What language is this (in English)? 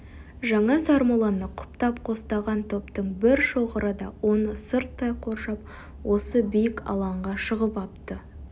Kazakh